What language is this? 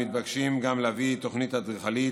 Hebrew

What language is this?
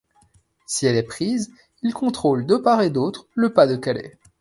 French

